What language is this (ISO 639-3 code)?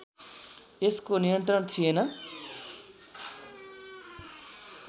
nep